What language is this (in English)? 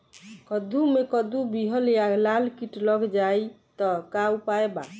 Bhojpuri